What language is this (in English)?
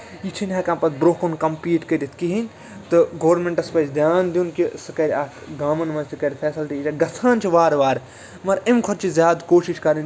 Kashmiri